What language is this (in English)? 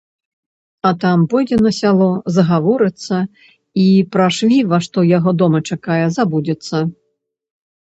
Belarusian